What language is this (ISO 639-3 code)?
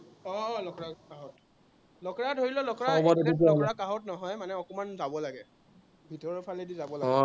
asm